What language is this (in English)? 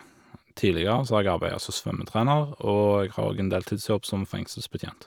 Norwegian